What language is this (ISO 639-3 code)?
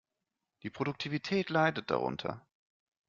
deu